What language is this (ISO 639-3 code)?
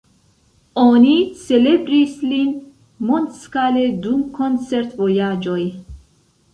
epo